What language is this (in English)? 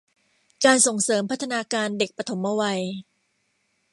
Thai